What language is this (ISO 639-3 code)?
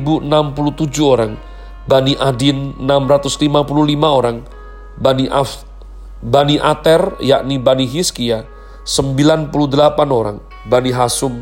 ind